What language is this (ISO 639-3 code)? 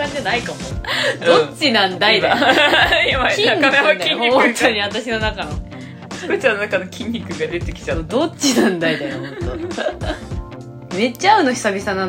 jpn